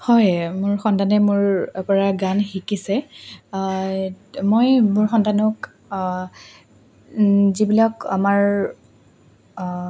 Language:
Assamese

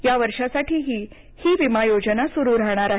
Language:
Marathi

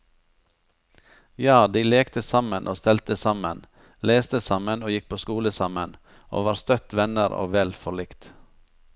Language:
Norwegian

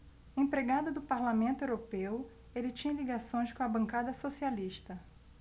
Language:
Portuguese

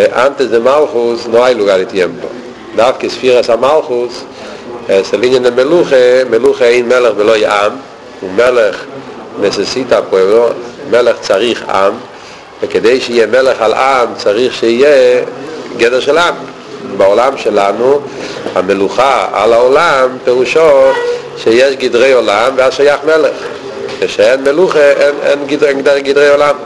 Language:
Hebrew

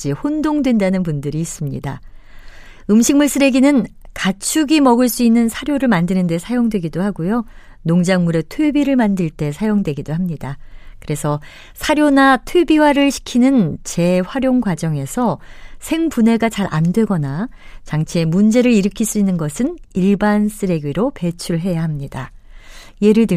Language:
Korean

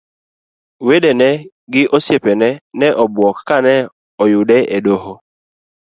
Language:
Luo (Kenya and Tanzania)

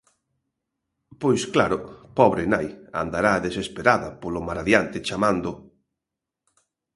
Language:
Galician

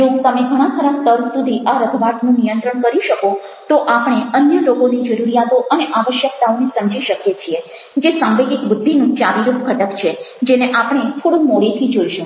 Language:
Gujarati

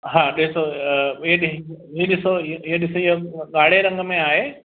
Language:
Sindhi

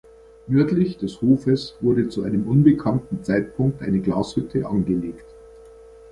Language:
German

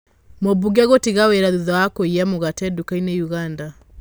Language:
Kikuyu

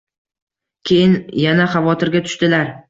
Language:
Uzbek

